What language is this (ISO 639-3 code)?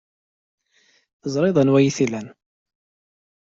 kab